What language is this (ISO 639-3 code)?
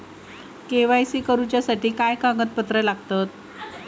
mar